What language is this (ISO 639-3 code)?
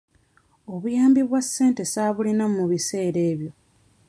lug